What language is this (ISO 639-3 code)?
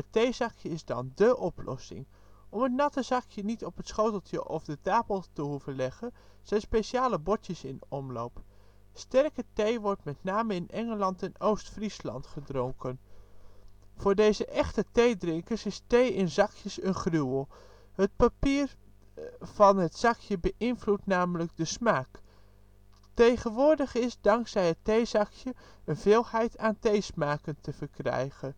nld